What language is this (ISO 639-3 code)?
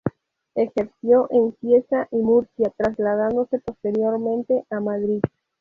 spa